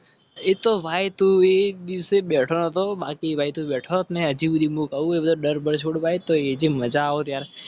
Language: Gujarati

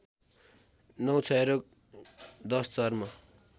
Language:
Nepali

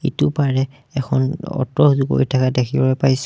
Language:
Assamese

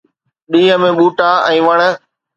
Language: Sindhi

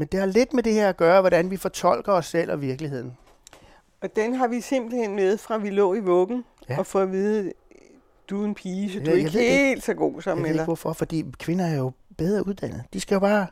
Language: Danish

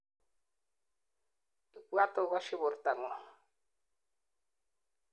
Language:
Kalenjin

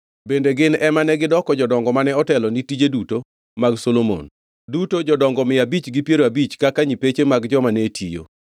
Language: Luo (Kenya and Tanzania)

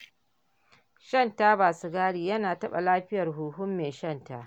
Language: Hausa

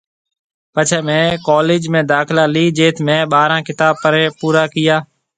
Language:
Marwari (Pakistan)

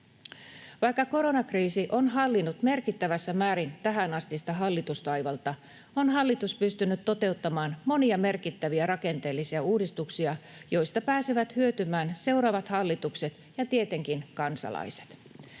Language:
Finnish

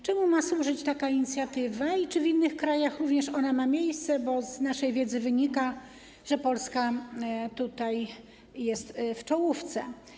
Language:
Polish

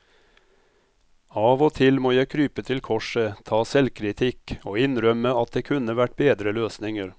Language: Norwegian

